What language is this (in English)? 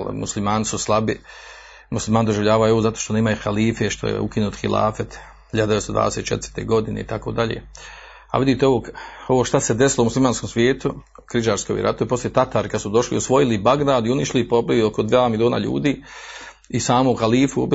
Croatian